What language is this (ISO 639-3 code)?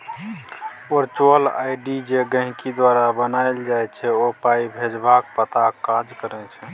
mai